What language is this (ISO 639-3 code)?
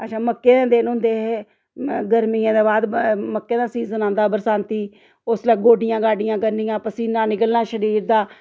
doi